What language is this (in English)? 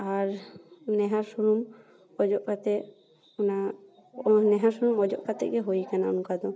Santali